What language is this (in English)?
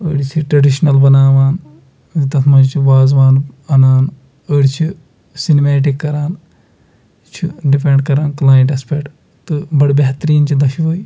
Kashmiri